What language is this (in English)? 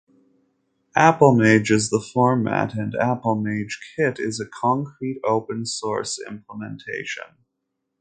English